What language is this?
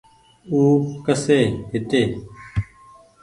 Goaria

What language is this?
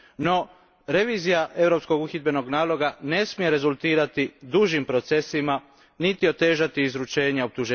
Croatian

